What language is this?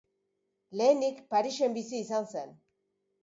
Basque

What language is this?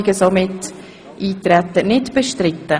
Swiss German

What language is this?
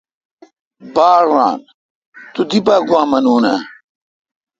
Kalkoti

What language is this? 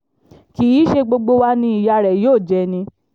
Yoruba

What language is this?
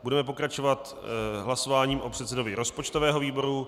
Czech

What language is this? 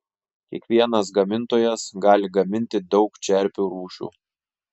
Lithuanian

